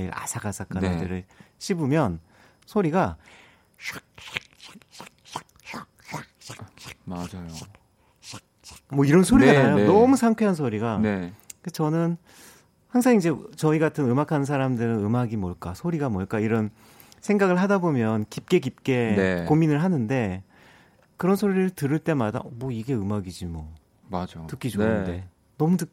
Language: Korean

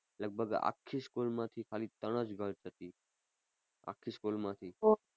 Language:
Gujarati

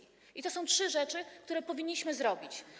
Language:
Polish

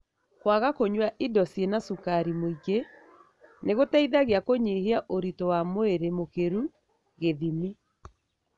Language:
Kikuyu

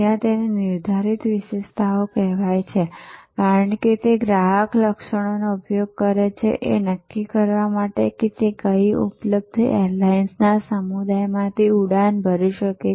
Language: Gujarati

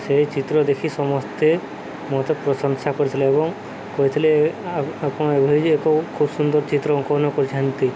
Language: Odia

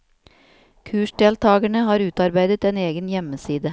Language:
Norwegian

